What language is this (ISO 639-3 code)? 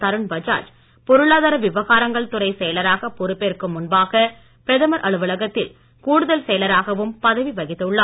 tam